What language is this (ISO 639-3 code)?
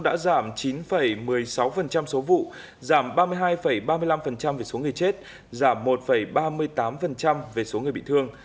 vie